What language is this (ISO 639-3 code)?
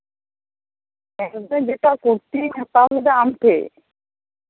sat